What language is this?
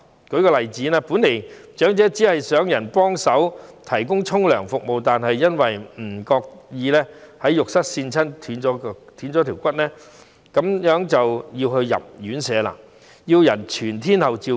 Cantonese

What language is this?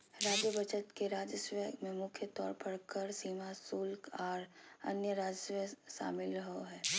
Magahi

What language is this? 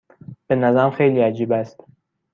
Persian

